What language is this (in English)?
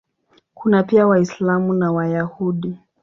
Swahili